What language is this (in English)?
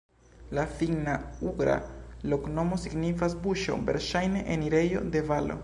Esperanto